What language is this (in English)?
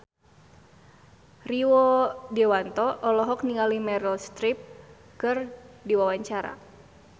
Sundanese